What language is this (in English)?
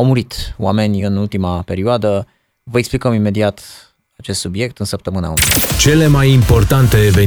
Romanian